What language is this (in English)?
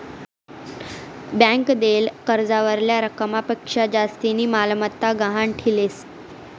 Marathi